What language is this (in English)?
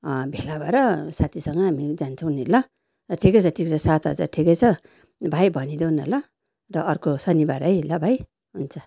Nepali